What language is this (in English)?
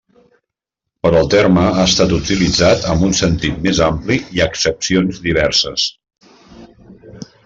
Catalan